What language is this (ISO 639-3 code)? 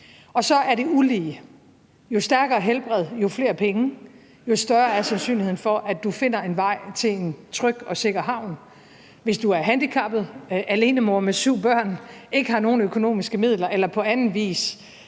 dan